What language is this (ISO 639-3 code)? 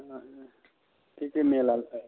nep